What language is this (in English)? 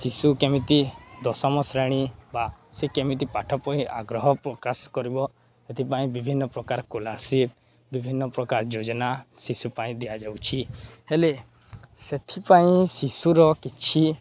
Odia